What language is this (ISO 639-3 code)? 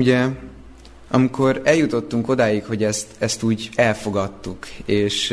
hun